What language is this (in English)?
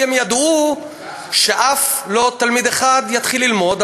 Hebrew